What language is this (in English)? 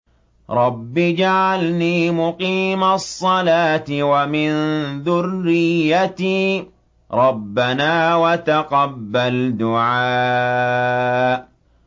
Arabic